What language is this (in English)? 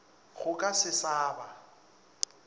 Northern Sotho